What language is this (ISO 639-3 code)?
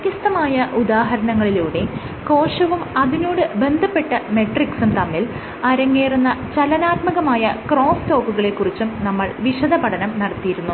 mal